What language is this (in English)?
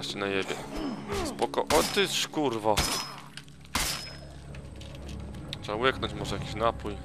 Polish